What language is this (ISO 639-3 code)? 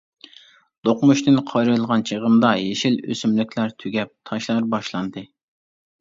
uig